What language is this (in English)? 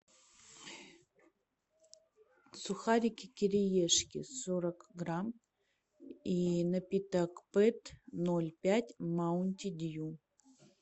Russian